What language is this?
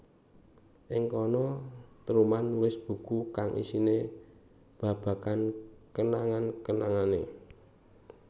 Javanese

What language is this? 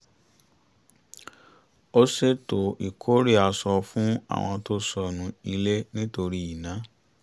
Yoruba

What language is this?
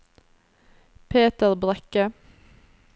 Norwegian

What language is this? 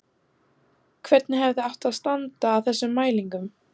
Icelandic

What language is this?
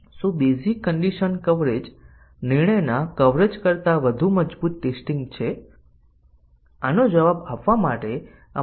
Gujarati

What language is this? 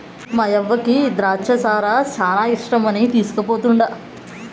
Telugu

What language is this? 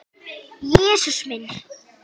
Icelandic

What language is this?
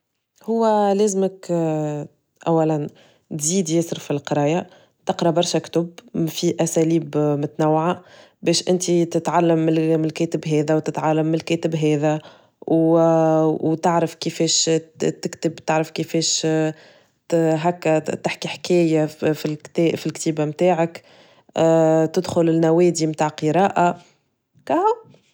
Tunisian Arabic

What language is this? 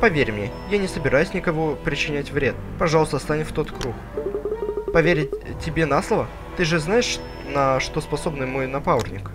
Russian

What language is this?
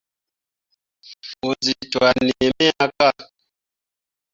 Mundang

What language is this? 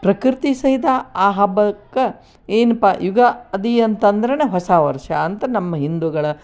Kannada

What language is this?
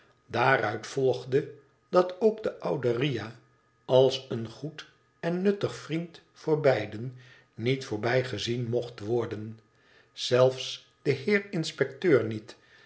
Dutch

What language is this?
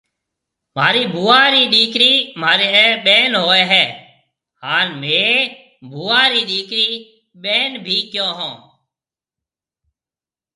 Marwari (Pakistan)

